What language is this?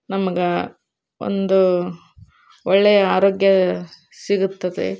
Kannada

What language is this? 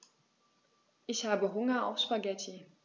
German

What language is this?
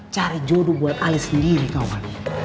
Indonesian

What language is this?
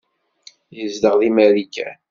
Kabyle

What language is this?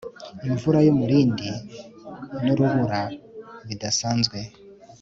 Kinyarwanda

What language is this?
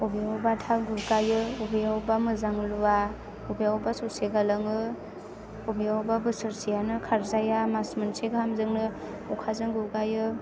Bodo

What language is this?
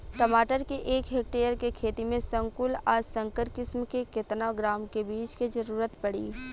Bhojpuri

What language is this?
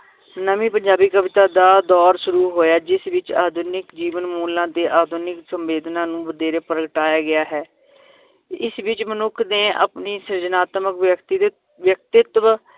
Punjabi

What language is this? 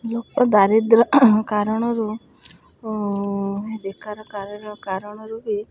Odia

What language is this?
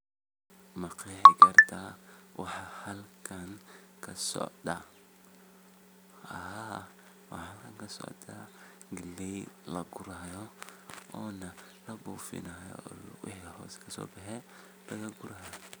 Somali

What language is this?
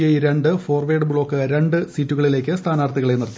Malayalam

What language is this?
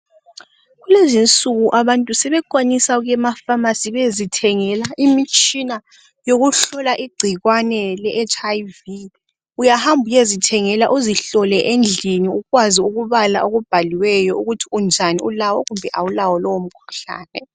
North Ndebele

